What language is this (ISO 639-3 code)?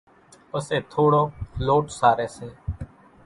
gjk